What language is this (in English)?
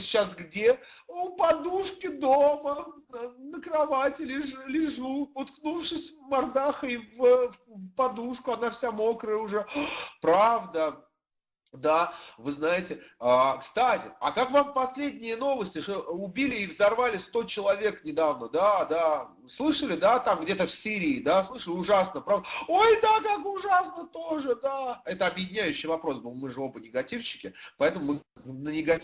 Russian